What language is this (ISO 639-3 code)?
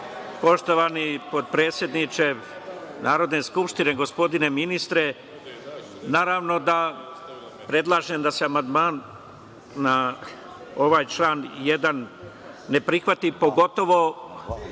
srp